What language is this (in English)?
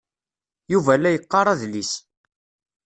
Kabyle